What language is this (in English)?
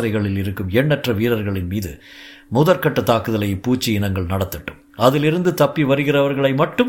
Tamil